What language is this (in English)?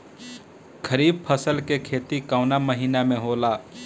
Bhojpuri